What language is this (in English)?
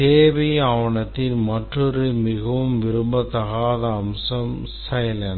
Tamil